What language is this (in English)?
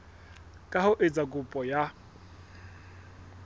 Southern Sotho